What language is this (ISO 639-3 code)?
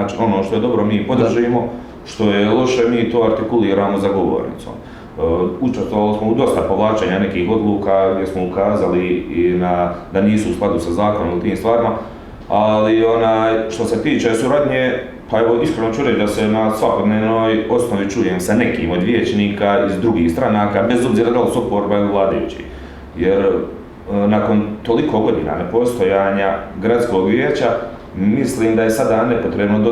hrv